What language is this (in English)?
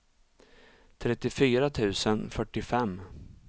Swedish